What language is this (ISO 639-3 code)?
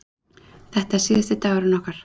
isl